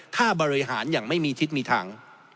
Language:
Thai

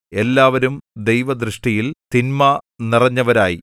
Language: Malayalam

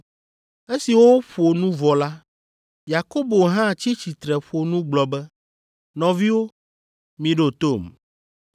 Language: Ewe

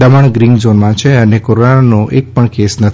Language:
Gujarati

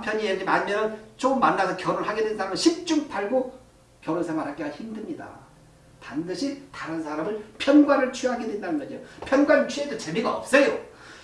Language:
Korean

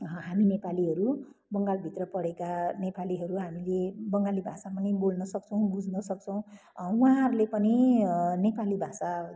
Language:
Nepali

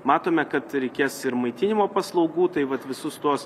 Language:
Lithuanian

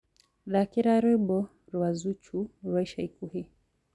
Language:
Kikuyu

